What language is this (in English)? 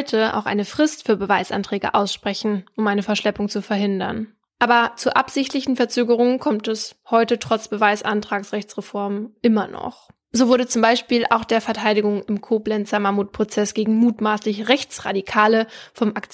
German